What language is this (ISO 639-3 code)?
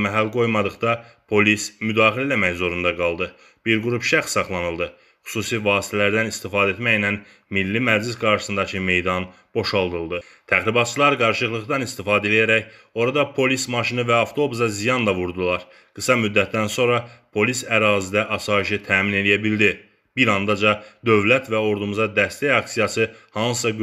tur